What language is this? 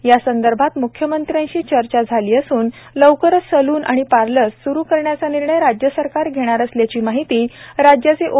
Marathi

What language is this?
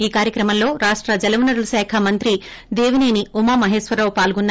Telugu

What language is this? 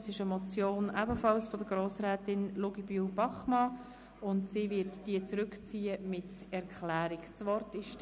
Swiss German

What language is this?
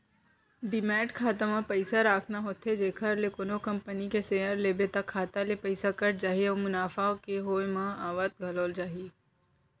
Chhattisgarhi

